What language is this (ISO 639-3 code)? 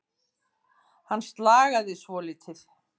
isl